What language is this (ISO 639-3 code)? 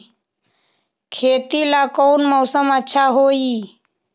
mag